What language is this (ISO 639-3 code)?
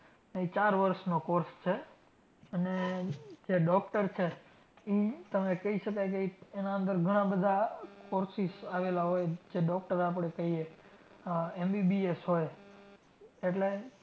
guj